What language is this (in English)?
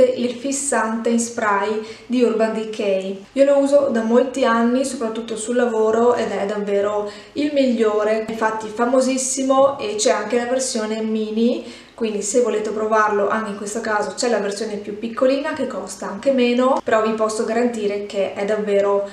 Italian